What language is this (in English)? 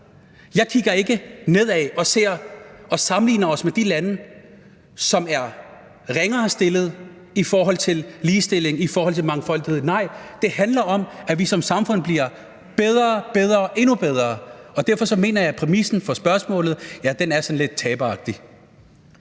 Danish